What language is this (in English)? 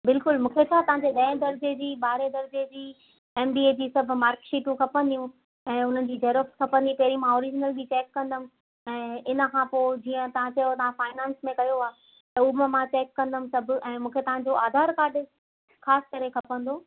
Sindhi